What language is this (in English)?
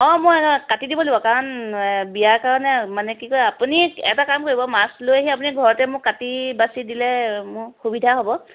Assamese